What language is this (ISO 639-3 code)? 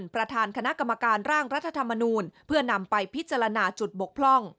tha